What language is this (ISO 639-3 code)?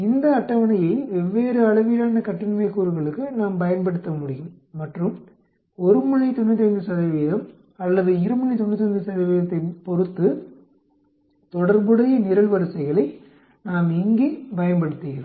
tam